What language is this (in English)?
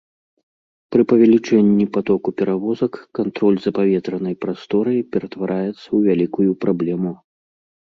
Belarusian